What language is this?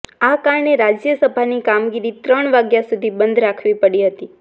Gujarati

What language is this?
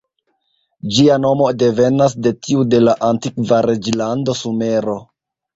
Esperanto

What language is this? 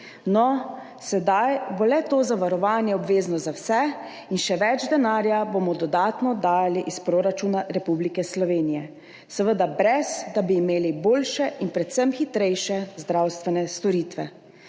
Slovenian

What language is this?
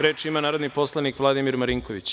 Serbian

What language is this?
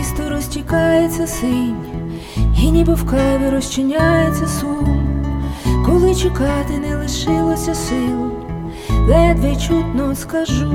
Ukrainian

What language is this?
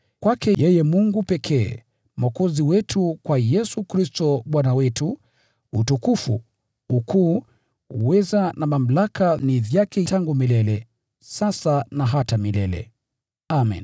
Swahili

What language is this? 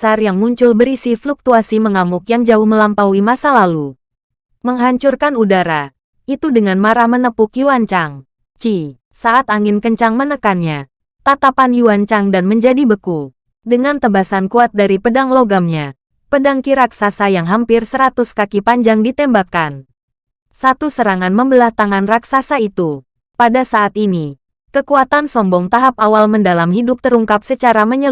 Indonesian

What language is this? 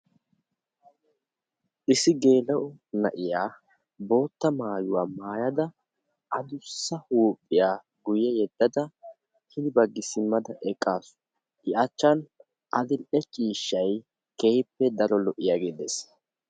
Wolaytta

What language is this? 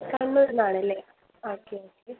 Malayalam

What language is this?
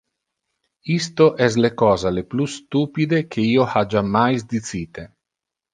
Interlingua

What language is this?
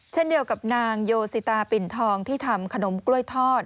Thai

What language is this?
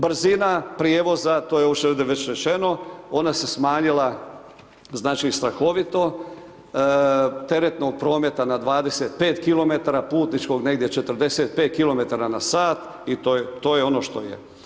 Croatian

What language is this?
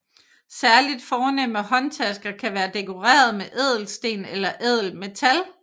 Danish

